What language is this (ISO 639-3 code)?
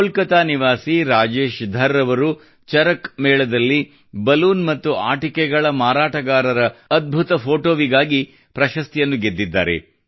kan